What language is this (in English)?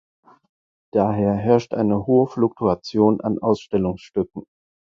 German